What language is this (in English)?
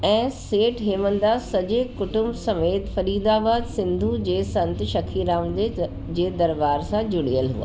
Sindhi